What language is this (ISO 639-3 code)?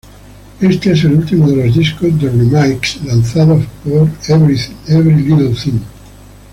spa